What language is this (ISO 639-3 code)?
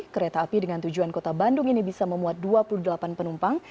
ind